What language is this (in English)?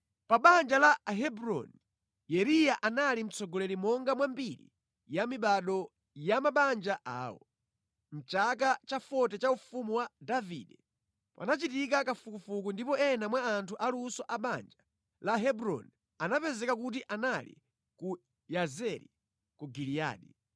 Nyanja